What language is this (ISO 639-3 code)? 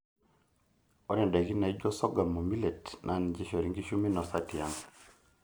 mas